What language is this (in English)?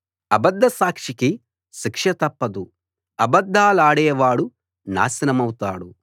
Telugu